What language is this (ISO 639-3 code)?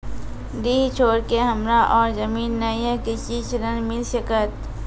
mai